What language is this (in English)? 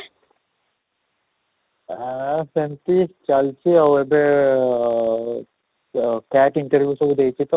Odia